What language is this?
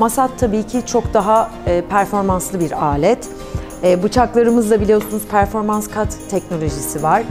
Turkish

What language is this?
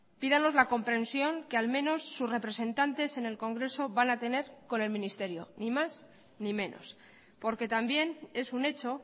Spanish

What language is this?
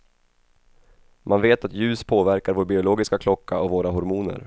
Swedish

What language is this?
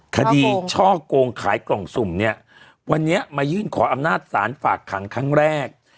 Thai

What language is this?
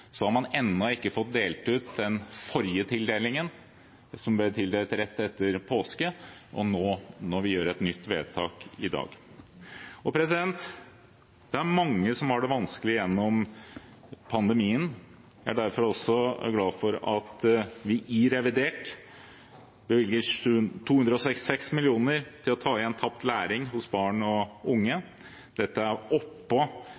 Norwegian Bokmål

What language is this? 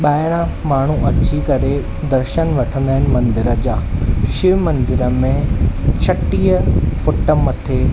Sindhi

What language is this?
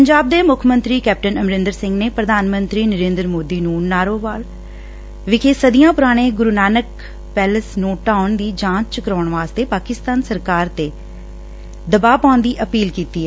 Punjabi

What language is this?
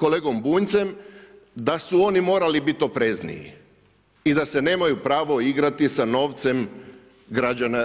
Croatian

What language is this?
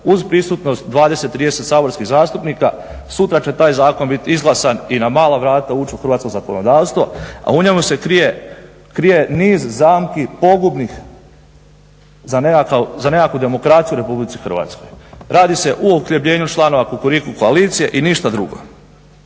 Croatian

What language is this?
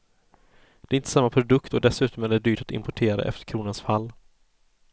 Swedish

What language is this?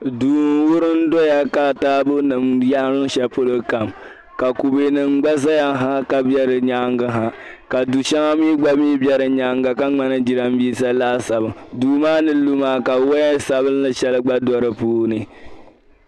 Dagbani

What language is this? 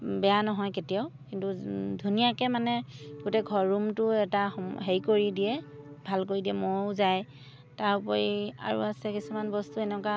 Assamese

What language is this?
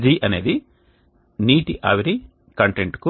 Telugu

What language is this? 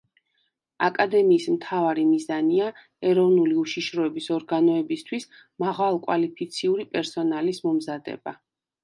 Georgian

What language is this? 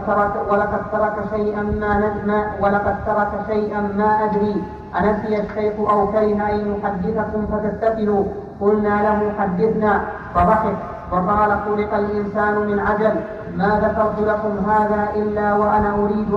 Arabic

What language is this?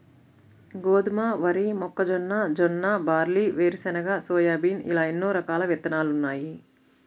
Telugu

